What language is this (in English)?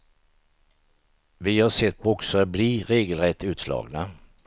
Swedish